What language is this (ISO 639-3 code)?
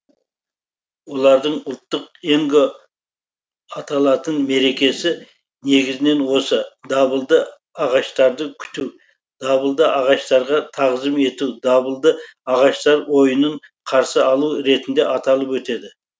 kaz